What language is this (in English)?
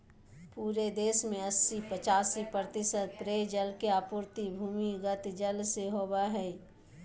Magahi